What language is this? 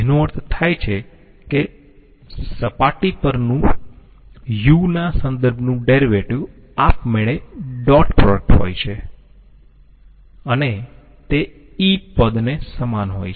Gujarati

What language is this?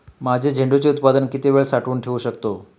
Marathi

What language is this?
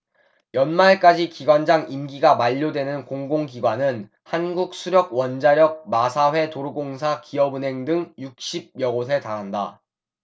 Korean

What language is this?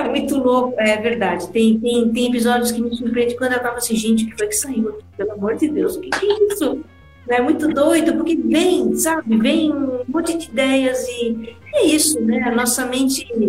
Portuguese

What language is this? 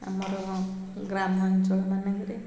Odia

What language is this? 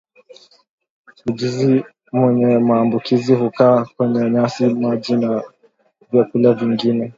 Swahili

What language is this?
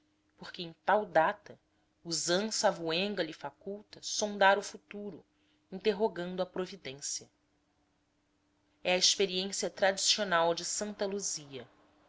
Portuguese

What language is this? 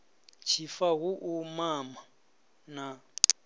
Venda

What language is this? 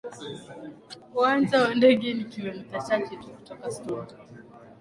Swahili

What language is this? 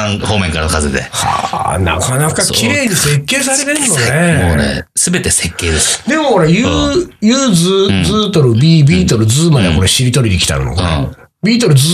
Japanese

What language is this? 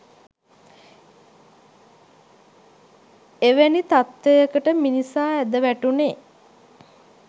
Sinhala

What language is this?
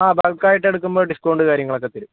Malayalam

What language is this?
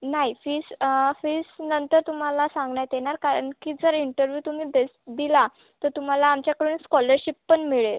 Marathi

